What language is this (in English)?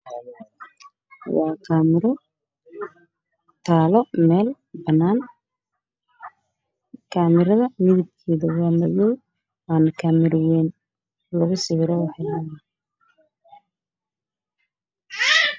Somali